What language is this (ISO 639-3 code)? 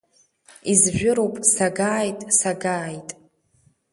abk